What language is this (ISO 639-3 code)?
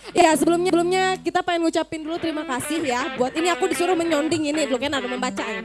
ind